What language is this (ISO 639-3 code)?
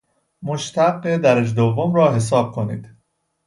fas